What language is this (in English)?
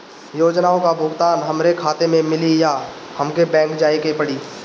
Bhojpuri